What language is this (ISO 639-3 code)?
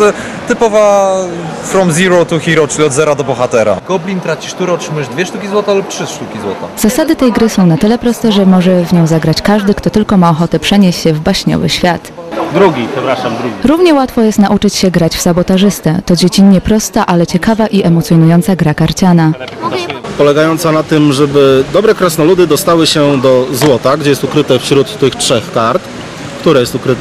pol